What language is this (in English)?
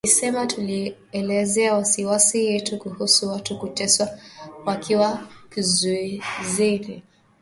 Swahili